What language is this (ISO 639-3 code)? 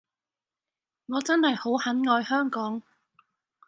yue